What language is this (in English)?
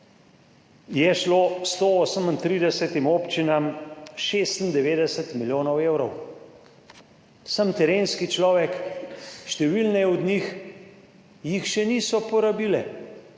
Slovenian